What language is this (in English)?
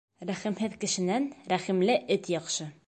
Bashkir